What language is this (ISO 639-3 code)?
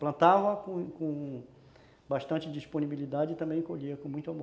por